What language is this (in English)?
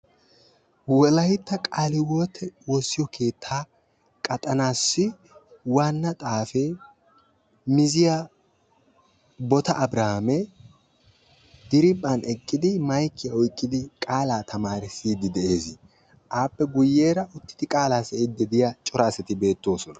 Wolaytta